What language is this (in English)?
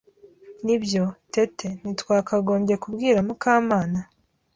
Kinyarwanda